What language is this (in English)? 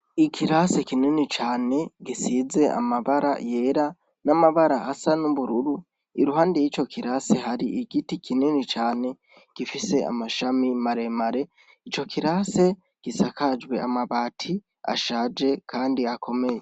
Rundi